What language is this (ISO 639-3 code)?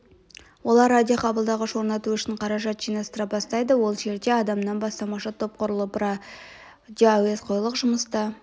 kaz